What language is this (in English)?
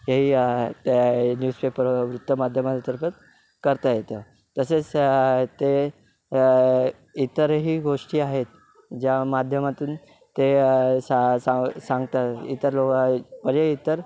Marathi